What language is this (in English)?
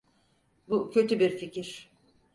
Turkish